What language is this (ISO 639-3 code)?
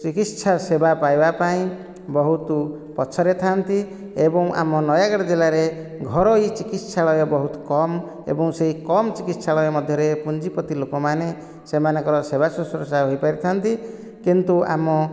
ori